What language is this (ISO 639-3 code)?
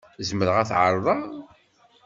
kab